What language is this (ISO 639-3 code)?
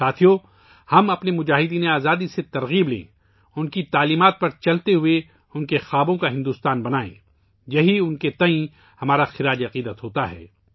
urd